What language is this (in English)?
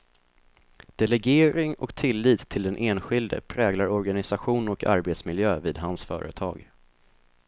Swedish